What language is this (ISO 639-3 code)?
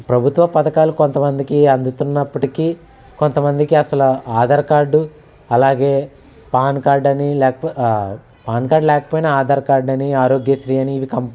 tel